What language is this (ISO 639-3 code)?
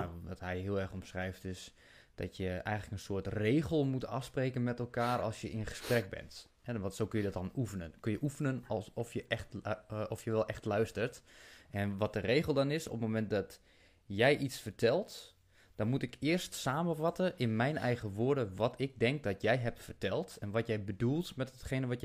nld